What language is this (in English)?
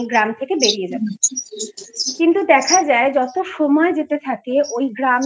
Bangla